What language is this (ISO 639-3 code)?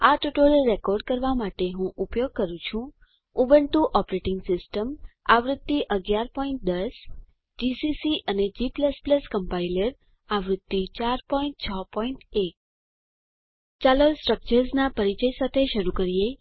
guj